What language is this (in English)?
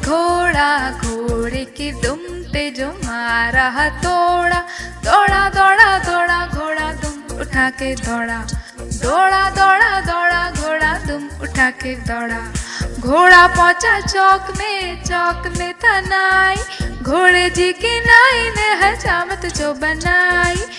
Hindi